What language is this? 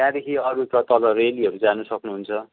Nepali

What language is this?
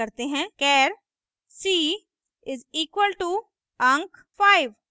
Hindi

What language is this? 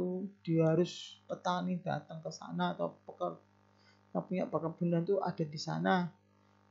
Indonesian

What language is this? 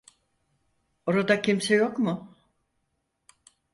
Turkish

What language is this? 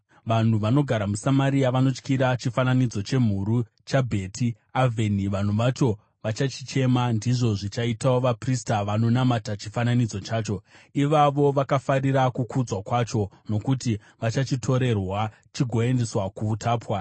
Shona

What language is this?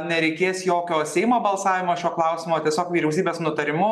Lithuanian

